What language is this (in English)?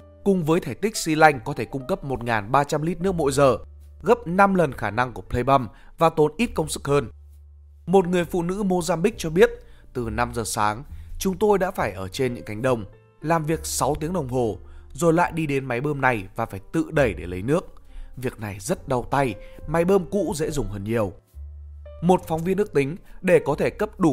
Vietnamese